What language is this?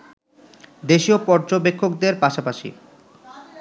Bangla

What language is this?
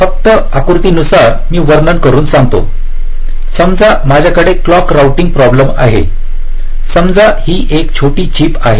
Marathi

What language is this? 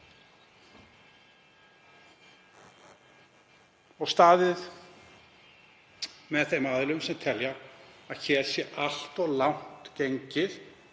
Icelandic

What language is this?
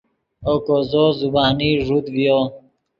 Yidgha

